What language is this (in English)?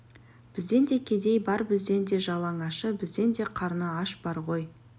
Kazakh